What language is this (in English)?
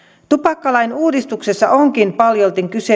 Finnish